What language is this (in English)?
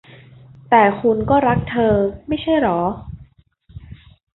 Thai